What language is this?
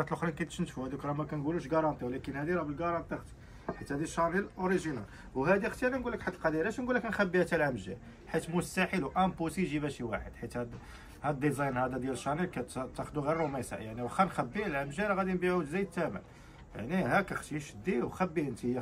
Arabic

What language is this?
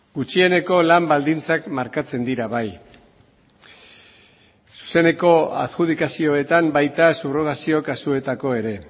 Basque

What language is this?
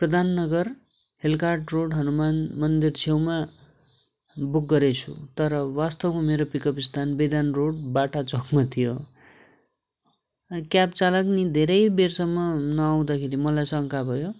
Nepali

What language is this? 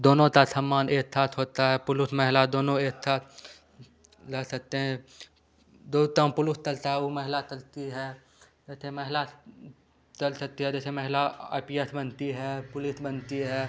Hindi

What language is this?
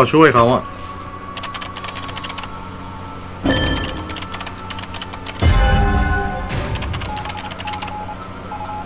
Thai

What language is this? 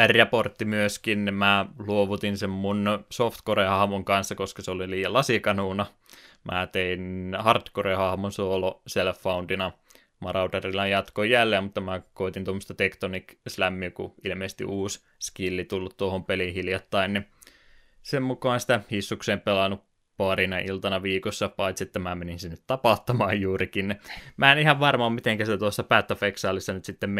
Finnish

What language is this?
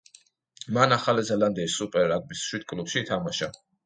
Georgian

